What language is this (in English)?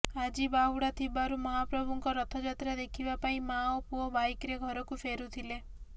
Odia